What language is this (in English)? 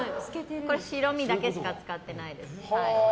Japanese